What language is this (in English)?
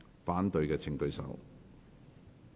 Cantonese